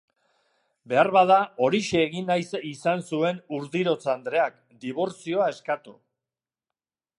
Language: Basque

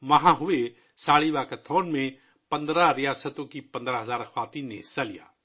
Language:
Urdu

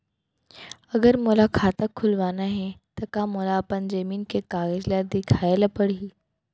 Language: Chhattisgarhi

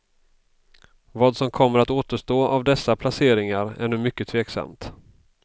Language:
Swedish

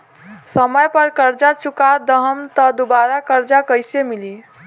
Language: Bhojpuri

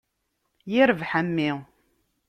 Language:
Kabyle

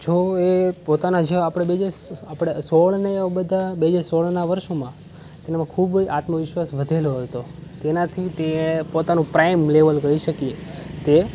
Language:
Gujarati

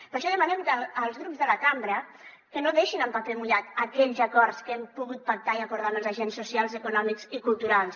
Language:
Catalan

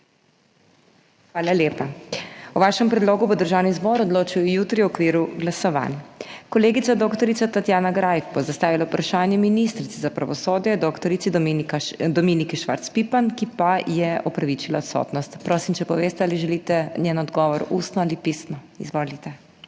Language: Slovenian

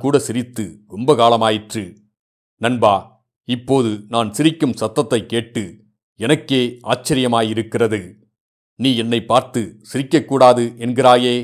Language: Tamil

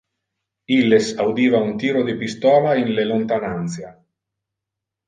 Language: Interlingua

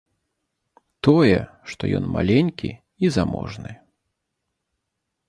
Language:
Belarusian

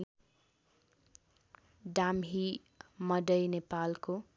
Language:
Nepali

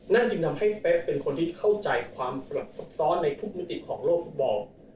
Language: Thai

